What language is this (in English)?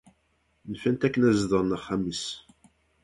Kabyle